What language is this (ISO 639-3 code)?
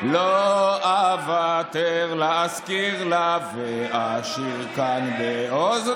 heb